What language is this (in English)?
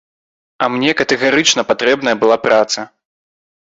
Belarusian